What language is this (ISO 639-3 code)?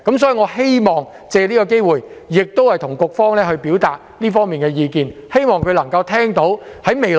yue